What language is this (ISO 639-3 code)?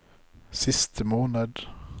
nor